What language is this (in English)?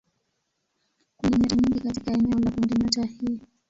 Swahili